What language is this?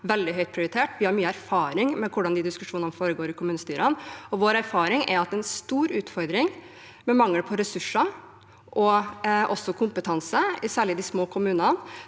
Norwegian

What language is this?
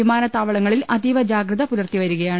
Malayalam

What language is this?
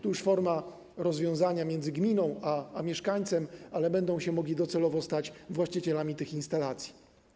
Polish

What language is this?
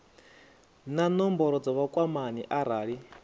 Venda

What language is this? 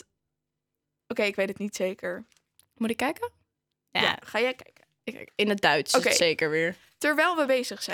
Dutch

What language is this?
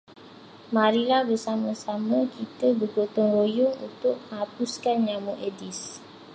Malay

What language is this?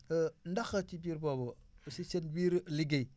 Wolof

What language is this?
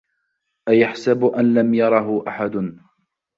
Arabic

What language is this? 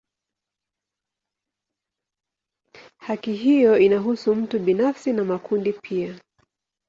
Swahili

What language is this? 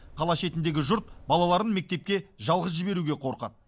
Kazakh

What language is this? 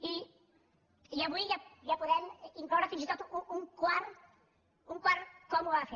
Catalan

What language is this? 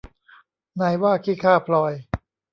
Thai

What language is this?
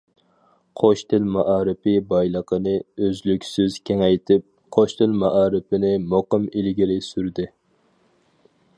Uyghur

